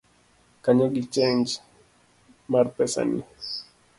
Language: Luo (Kenya and Tanzania)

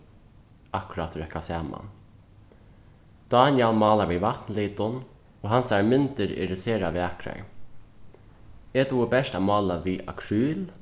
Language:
Faroese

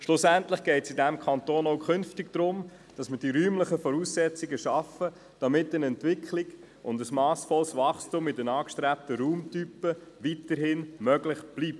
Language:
Swiss German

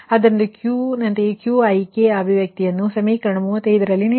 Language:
Kannada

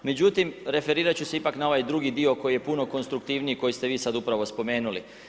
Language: Croatian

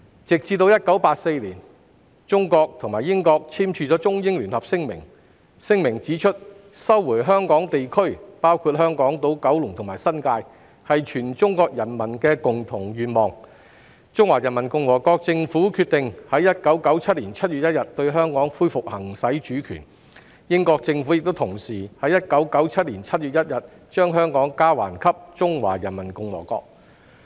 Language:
Cantonese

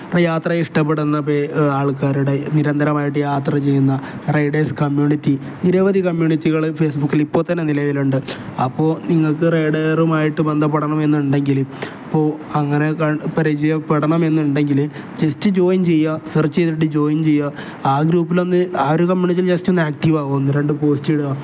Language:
Malayalam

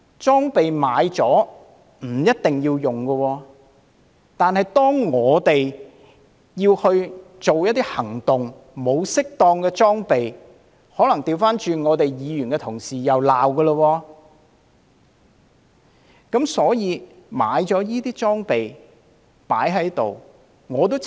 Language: Cantonese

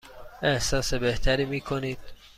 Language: Persian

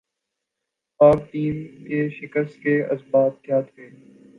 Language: Urdu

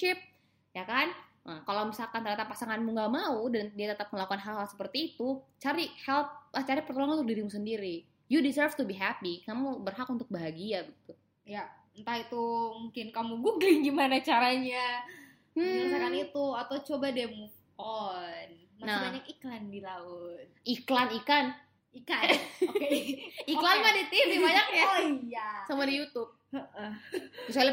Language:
Indonesian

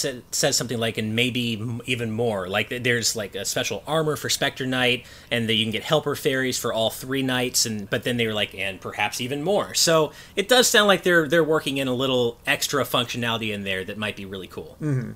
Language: English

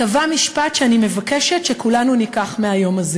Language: Hebrew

